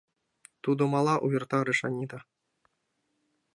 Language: Mari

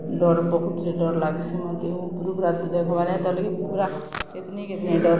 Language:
Odia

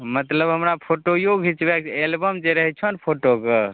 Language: Maithili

